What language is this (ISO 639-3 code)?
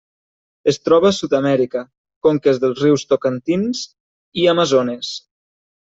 cat